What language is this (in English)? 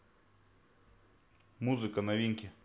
Russian